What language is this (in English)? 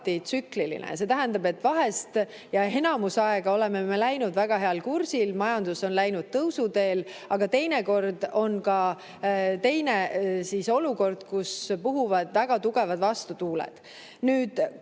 Estonian